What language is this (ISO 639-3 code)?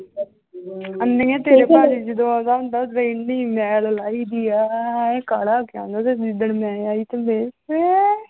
pan